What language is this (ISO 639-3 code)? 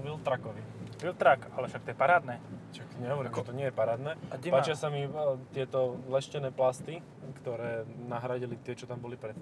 slk